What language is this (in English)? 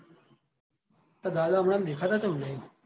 Gujarati